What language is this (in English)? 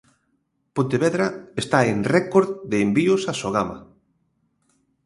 Galician